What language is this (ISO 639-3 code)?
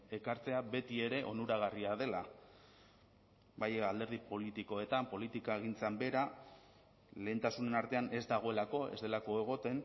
eus